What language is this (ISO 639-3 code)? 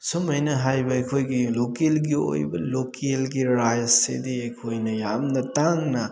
mni